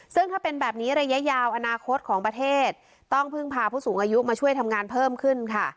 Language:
Thai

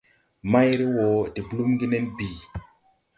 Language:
Tupuri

